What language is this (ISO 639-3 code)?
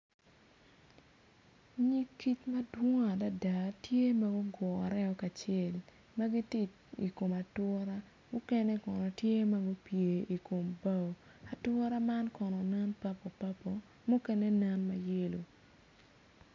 ach